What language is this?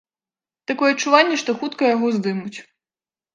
Belarusian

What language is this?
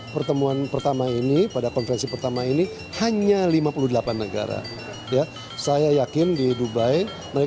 Indonesian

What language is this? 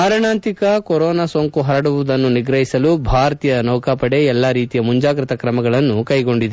Kannada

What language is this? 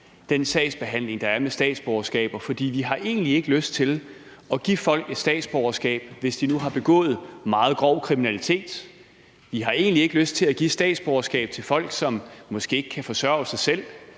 Danish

